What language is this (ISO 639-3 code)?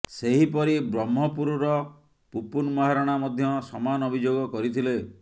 ori